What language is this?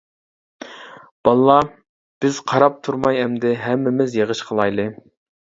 Uyghur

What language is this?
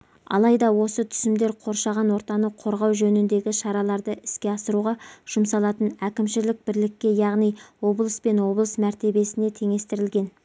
Kazakh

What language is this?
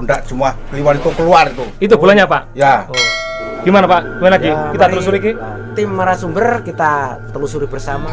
Indonesian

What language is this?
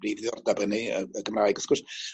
Welsh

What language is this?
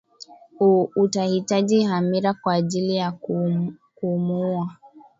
Swahili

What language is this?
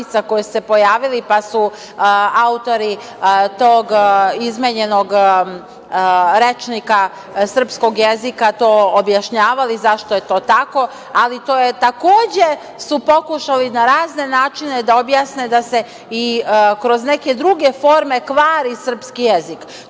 Serbian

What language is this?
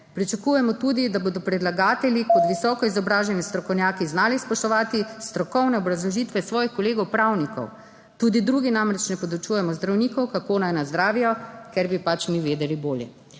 Slovenian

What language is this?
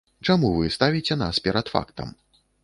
Belarusian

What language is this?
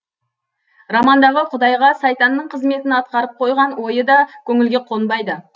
Kazakh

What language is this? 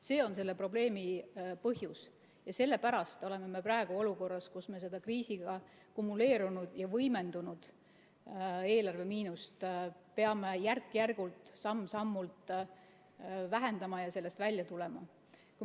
Estonian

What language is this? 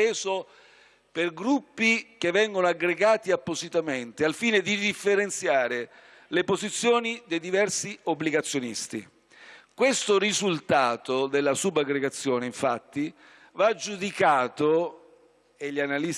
Italian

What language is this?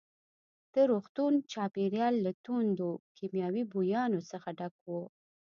Pashto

